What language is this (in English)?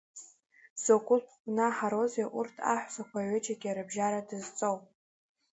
Abkhazian